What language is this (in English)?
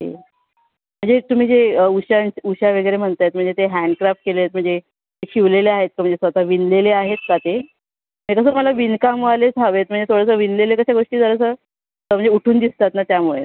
Marathi